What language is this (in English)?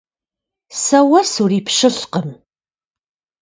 Kabardian